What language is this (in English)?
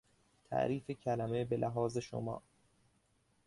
Persian